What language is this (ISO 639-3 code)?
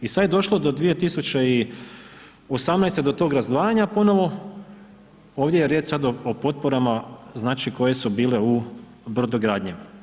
hrv